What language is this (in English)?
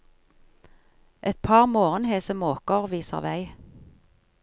Norwegian